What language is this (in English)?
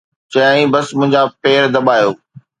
Sindhi